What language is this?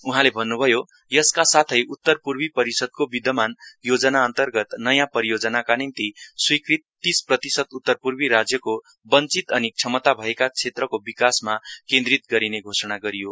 Nepali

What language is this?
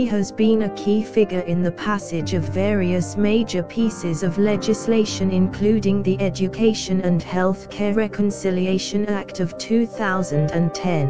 English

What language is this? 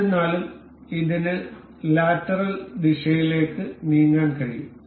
Malayalam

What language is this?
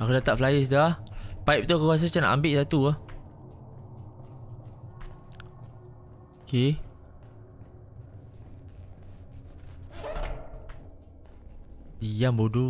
Malay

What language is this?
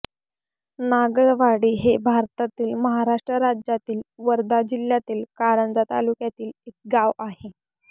Marathi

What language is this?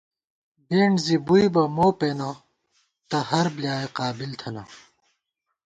Gawar-Bati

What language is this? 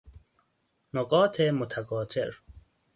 Persian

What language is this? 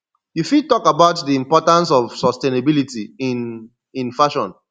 Nigerian Pidgin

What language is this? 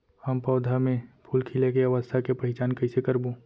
Chhattisgarhi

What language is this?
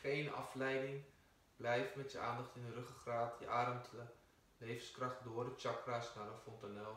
Dutch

